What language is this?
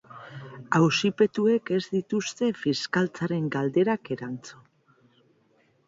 Basque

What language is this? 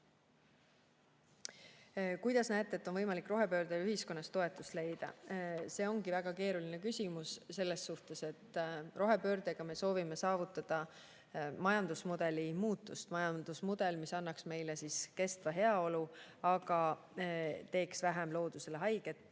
Estonian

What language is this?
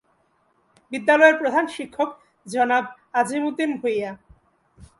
Bangla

